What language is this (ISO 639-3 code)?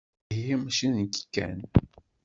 kab